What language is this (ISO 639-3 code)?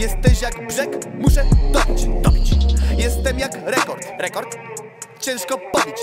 pol